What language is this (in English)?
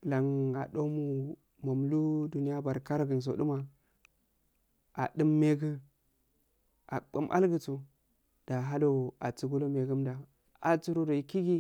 Afade